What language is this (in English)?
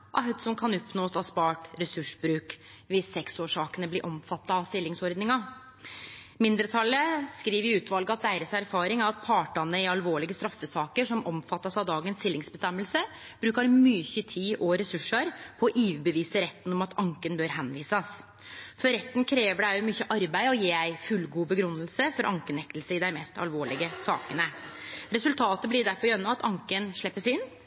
Norwegian Nynorsk